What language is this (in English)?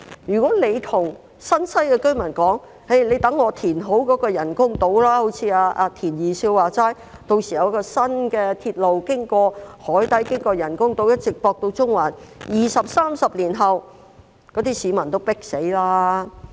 Cantonese